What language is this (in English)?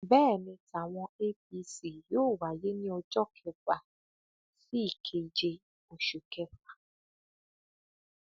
Yoruba